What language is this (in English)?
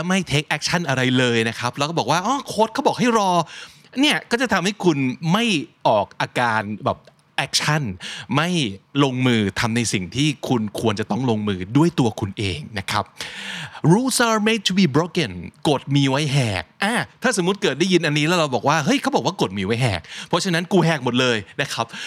Thai